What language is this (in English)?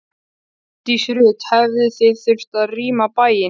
Icelandic